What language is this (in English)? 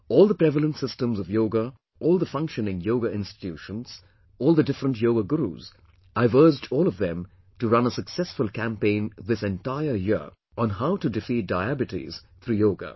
English